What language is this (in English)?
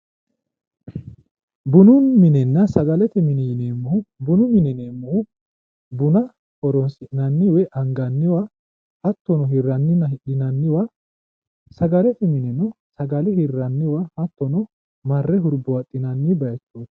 Sidamo